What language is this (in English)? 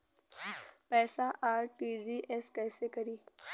Bhojpuri